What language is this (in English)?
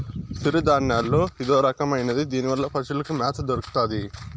Telugu